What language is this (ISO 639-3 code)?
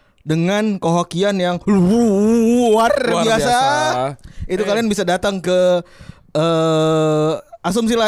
ind